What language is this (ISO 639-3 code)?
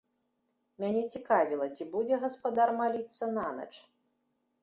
bel